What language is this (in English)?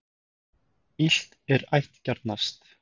Icelandic